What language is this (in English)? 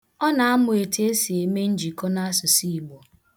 Igbo